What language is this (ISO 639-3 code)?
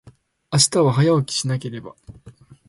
jpn